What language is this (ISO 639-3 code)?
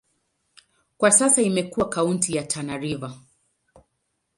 swa